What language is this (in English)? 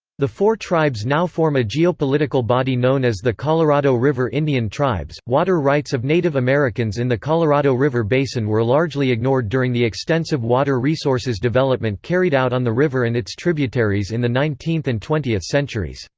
English